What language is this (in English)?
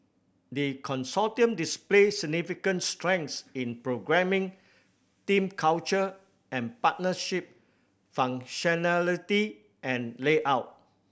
English